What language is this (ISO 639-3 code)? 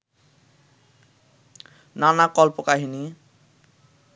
ben